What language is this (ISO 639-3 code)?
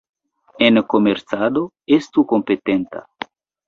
epo